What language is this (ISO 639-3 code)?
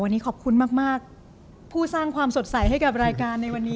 tha